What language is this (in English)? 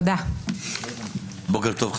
Hebrew